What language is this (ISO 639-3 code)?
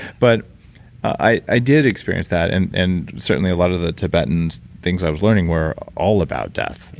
eng